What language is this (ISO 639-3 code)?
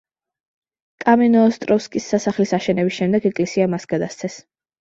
kat